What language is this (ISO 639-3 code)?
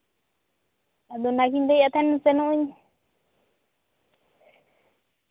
sat